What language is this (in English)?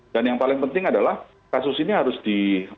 Indonesian